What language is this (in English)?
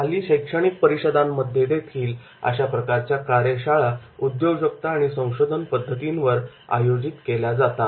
Marathi